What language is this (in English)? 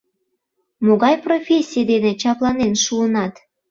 Mari